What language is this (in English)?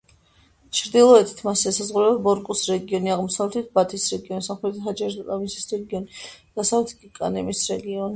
Georgian